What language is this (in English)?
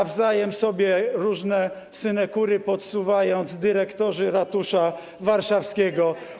Polish